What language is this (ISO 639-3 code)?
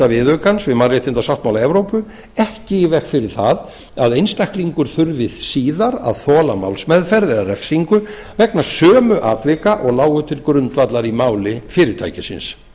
isl